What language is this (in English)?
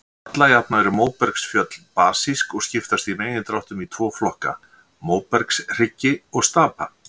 Icelandic